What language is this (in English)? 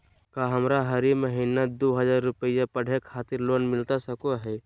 Magahi